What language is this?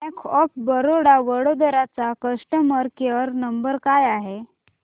Marathi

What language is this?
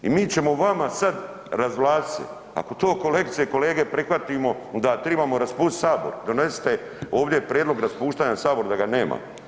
Croatian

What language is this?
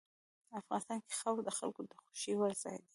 Pashto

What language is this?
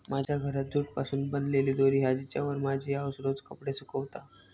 Marathi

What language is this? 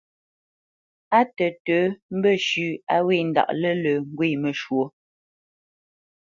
Bamenyam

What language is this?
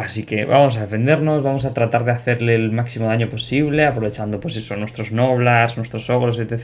Spanish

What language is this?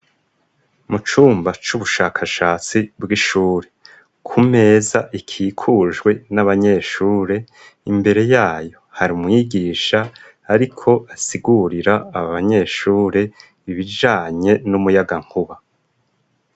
Rundi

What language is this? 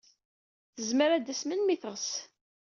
Kabyle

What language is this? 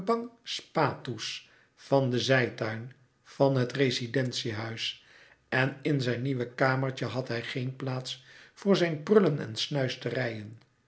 Dutch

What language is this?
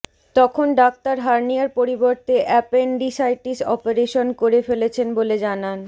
Bangla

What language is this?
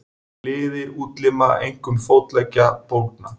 Icelandic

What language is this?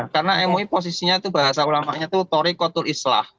Indonesian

